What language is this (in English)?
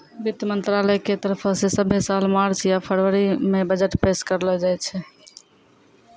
Maithili